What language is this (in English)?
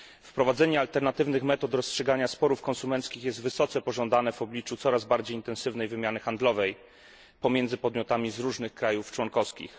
Polish